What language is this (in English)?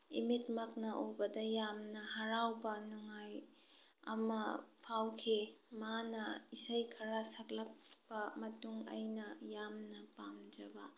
Manipuri